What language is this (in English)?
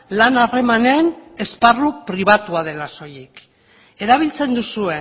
Basque